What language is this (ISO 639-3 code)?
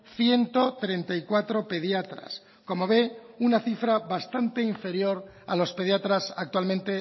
spa